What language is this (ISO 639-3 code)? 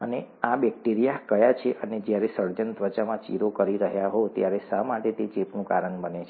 guj